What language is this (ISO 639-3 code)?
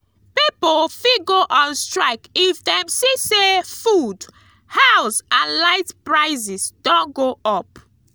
pcm